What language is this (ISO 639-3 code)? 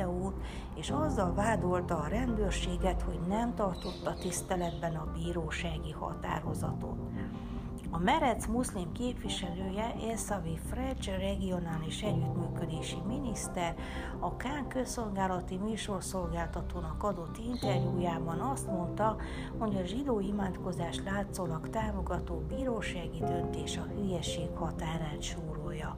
hun